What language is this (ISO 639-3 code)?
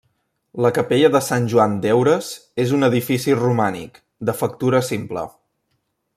cat